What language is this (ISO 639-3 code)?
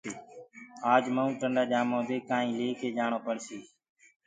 ggg